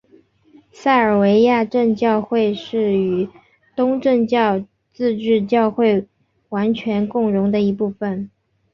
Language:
Chinese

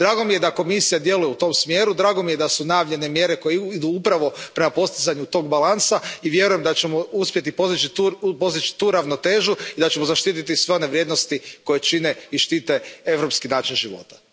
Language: Croatian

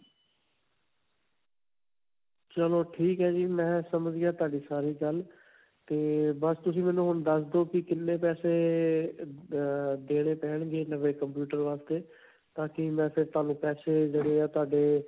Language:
Punjabi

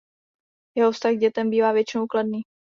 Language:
Czech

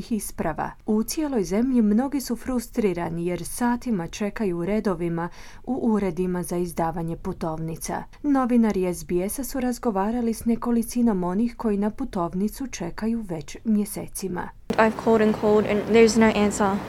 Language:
Croatian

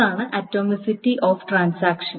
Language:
Malayalam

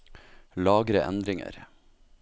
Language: Norwegian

